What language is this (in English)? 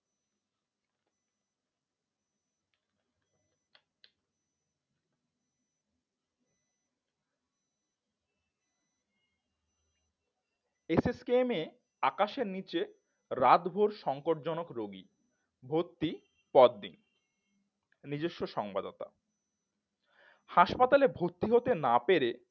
Bangla